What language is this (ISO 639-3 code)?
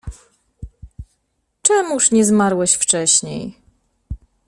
pol